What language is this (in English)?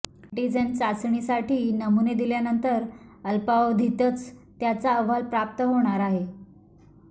Marathi